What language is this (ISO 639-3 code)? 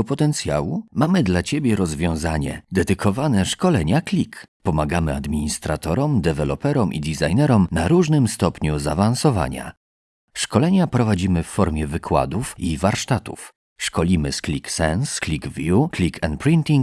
pol